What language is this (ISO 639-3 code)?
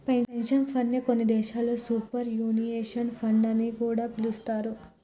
tel